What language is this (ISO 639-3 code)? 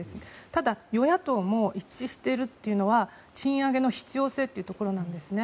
jpn